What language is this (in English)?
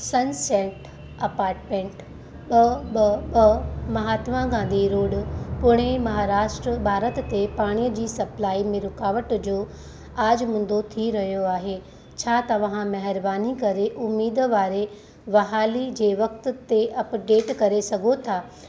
Sindhi